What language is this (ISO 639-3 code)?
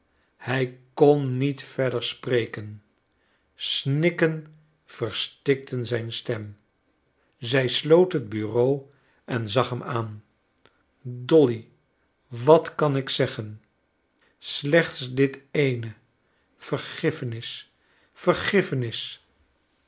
nld